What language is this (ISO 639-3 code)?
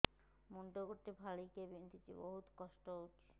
ori